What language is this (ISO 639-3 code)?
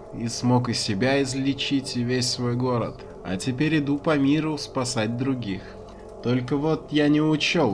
rus